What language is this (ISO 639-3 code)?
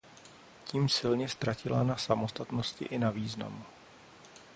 ces